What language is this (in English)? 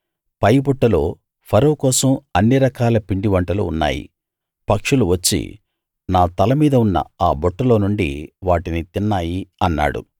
Telugu